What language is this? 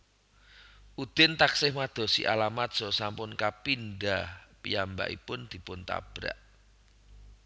Javanese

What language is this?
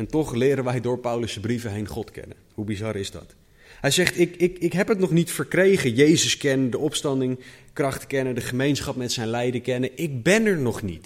Dutch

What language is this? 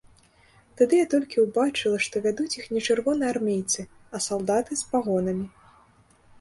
Belarusian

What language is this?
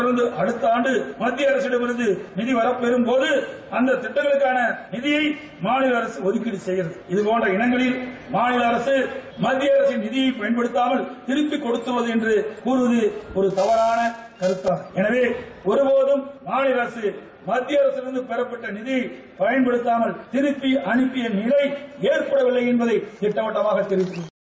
Tamil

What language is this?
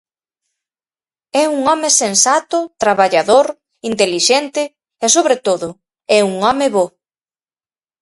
Galician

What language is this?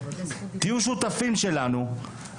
Hebrew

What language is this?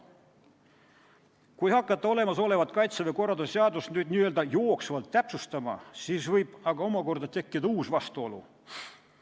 Estonian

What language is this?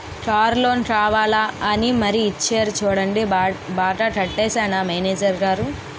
Telugu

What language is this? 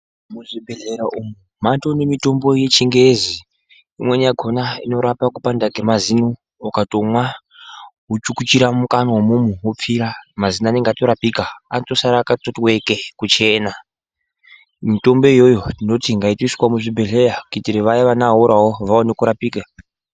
Ndau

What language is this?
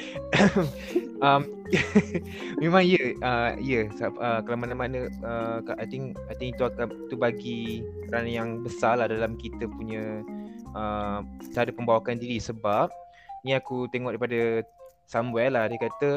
Malay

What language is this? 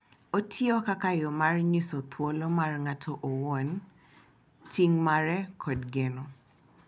Luo (Kenya and Tanzania)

